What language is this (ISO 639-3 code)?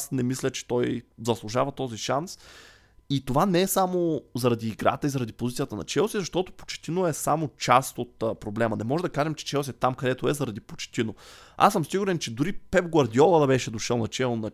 bul